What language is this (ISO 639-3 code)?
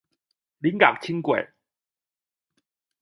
zho